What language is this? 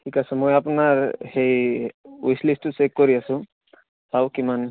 Assamese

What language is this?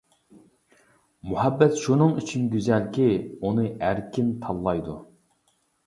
Uyghur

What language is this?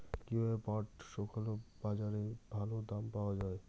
Bangla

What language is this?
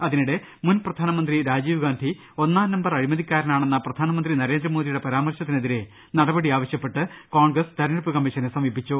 Malayalam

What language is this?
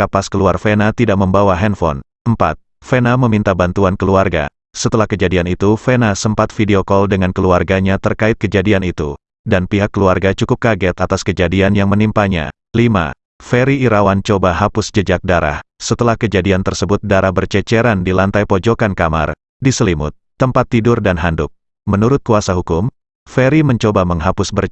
Indonesian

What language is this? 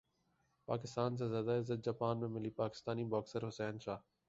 Urdu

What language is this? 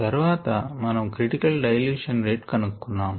Telugu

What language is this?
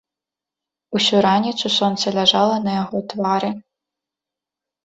Belarusian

